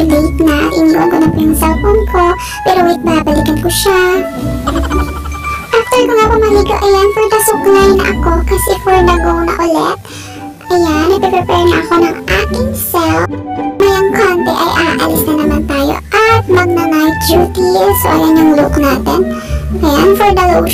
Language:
Filipino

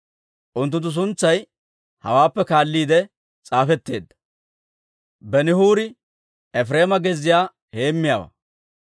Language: Dawro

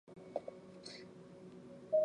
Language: Chinese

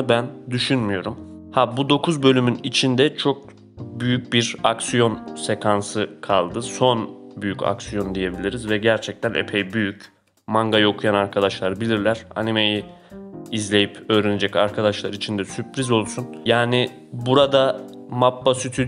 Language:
Turkish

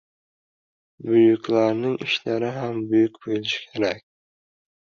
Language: Uzbek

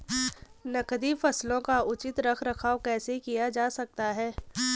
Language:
Hindi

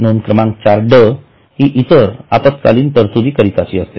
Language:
Marathi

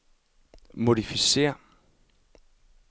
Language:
Danish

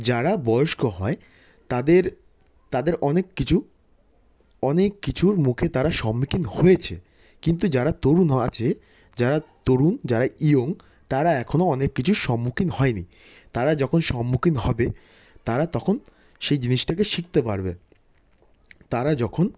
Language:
Bangla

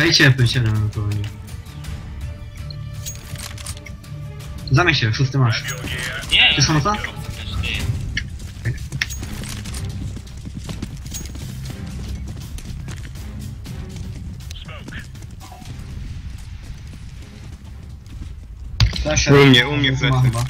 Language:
Polish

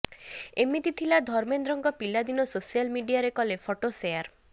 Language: Odia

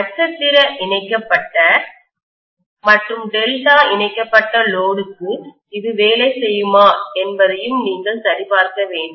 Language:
Tamil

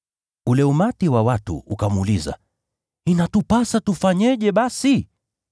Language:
Swahili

